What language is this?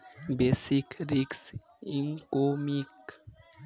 Bangla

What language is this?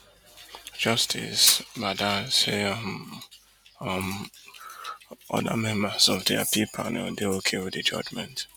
Nigerian Pidgin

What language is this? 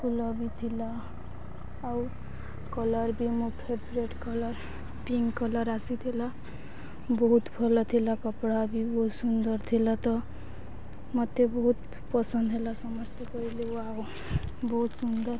Odia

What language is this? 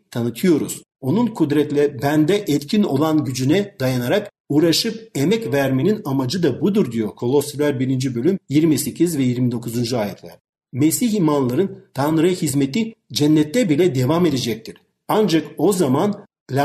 Turkish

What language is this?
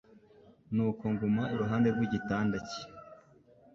Kinyarwanda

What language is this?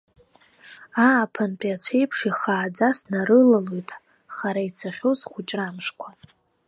Abkhazian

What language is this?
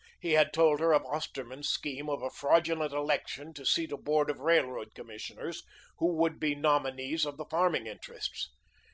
English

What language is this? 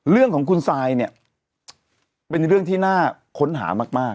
Thai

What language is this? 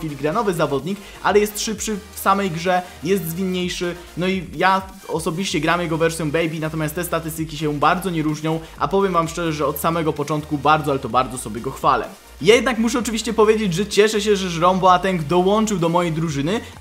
Polish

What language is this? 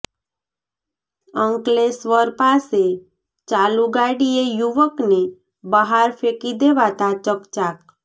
Gujarati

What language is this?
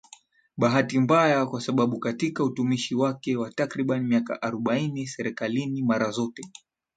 Swahili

